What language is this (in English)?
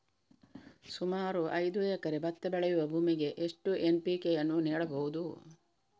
Kannada